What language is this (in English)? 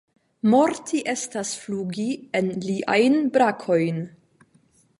Esperanto